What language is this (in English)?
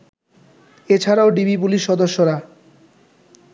Bangla